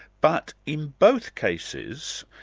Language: English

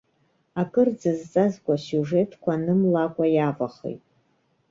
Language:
Abkhazian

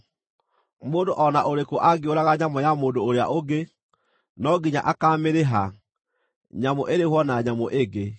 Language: Kikuyu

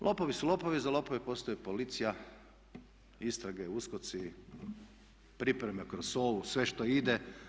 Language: Croatian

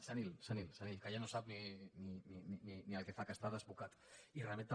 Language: Catalan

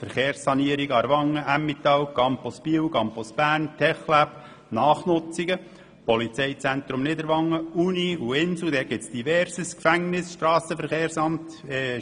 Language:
Swiss German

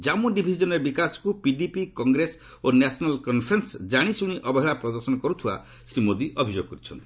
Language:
Odia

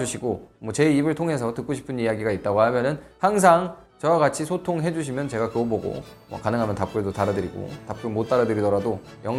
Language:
Korean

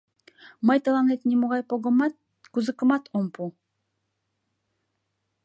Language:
Mari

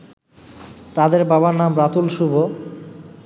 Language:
Bangla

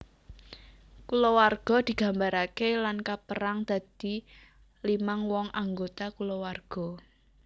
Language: Javanese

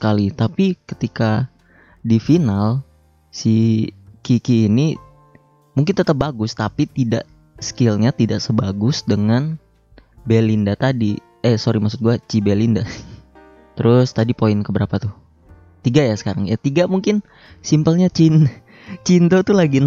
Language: Indonesian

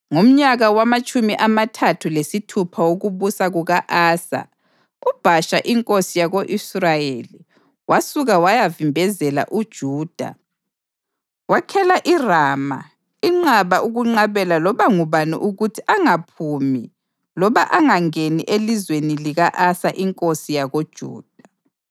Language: North Ndebele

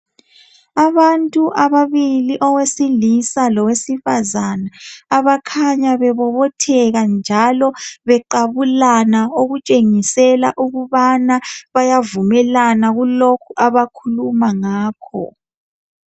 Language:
North Ndebele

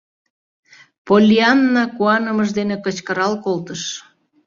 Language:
Mari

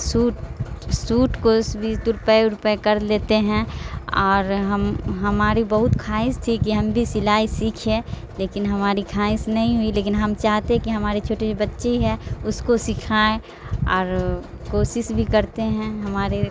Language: Urdu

